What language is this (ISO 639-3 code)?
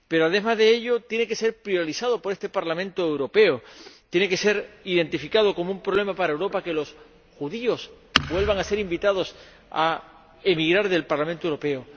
spa